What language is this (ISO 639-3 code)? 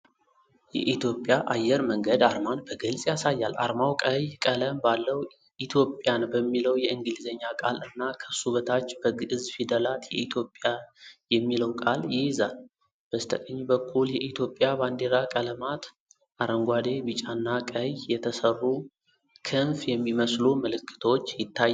amh